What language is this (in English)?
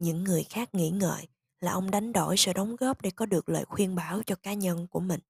Vietnamese